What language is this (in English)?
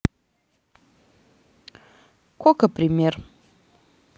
Russian